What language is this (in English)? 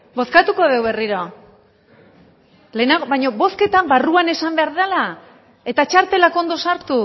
Basque